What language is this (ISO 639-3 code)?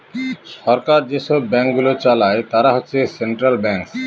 ben